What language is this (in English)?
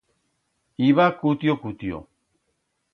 Aragonese